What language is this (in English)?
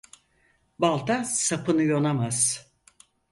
Turkish